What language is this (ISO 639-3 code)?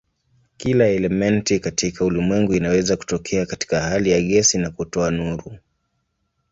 swa